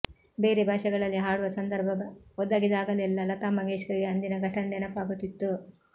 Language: Kannada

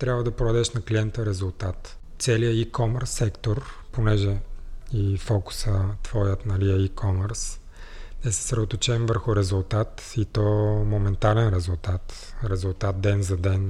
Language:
Bulgarian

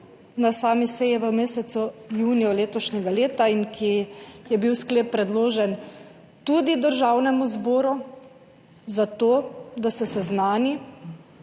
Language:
Slovenian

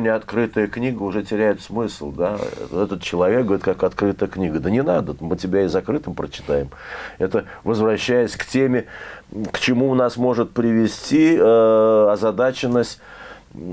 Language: Russian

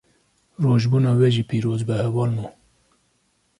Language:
Kurdish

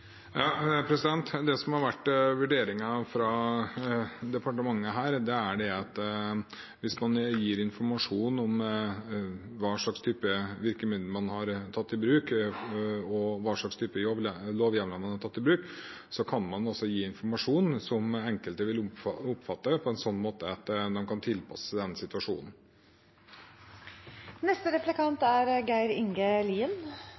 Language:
Norwegian Bokmål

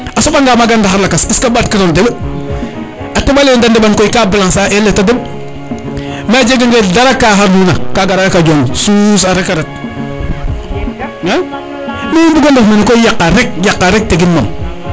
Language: Serer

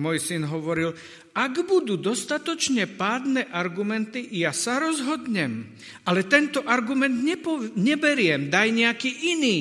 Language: Slovak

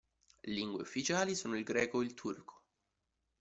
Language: Italian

